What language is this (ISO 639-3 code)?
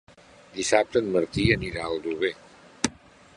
cat